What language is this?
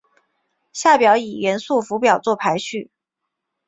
Chinese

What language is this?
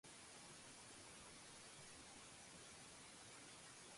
Georgian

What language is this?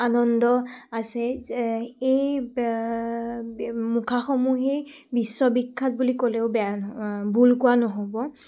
Assamese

